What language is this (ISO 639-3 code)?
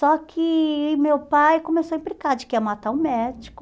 por